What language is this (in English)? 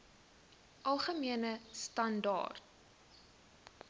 Afrikaans